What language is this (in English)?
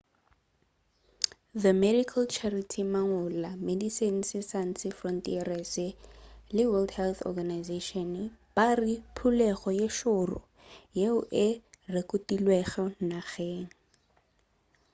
Northern Sotho